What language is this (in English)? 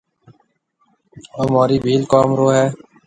Marwari (Pakistan)